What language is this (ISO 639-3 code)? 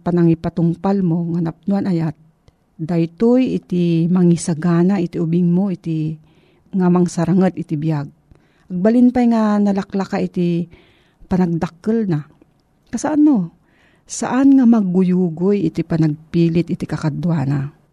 fil